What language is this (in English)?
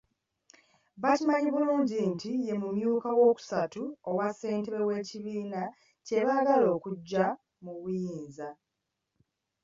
Ganda